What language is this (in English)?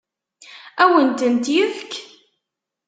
Kabyle